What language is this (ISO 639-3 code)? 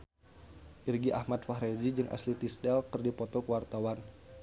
sun